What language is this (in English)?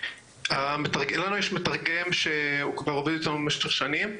Hebrew